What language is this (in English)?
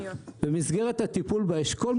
Hebrew